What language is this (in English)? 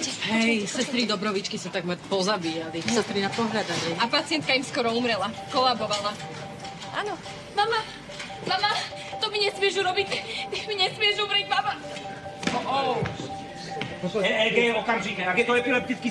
Slovak